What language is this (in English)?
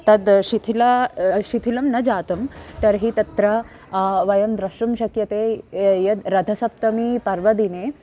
Sanskrit